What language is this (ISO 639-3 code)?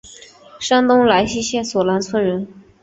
zho